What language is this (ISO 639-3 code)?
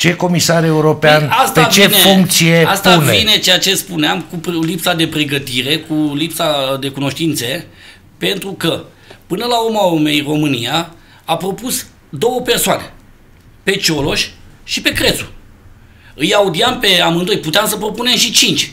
ron